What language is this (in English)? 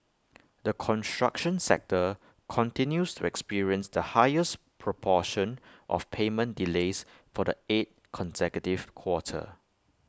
English